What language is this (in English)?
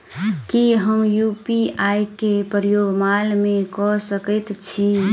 Maithili